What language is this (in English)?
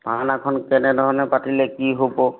Assamese